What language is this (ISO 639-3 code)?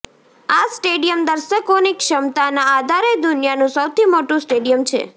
guj